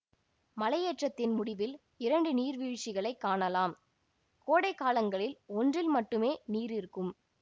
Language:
Tamil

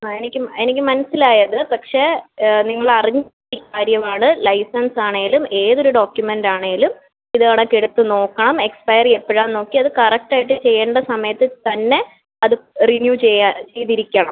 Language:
Malayalam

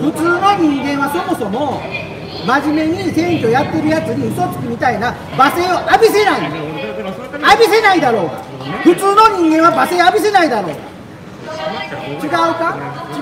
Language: Japanese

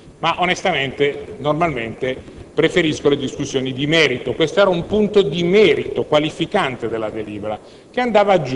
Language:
Italian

